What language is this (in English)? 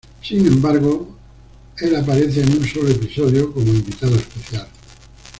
Spanish